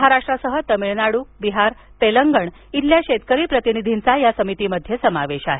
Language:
Marathi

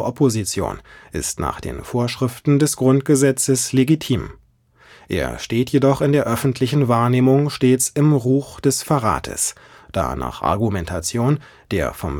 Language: German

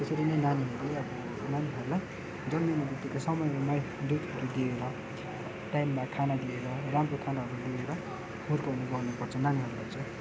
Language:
Nepali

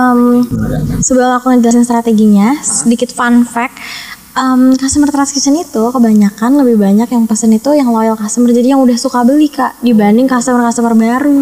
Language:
Indonesian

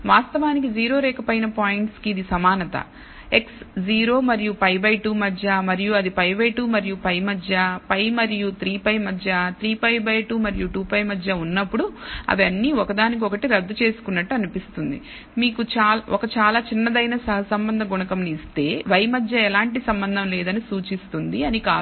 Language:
Telugu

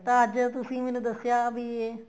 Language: Punjabi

